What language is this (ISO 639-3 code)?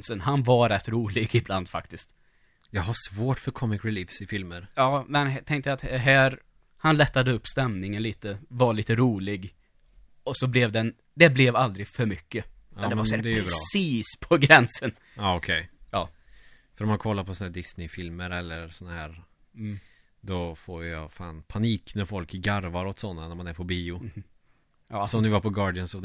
swe